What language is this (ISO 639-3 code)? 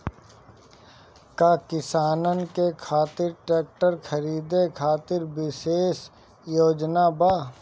bho